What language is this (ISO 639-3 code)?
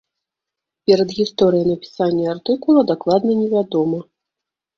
bel